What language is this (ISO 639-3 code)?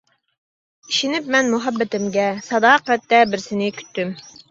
uig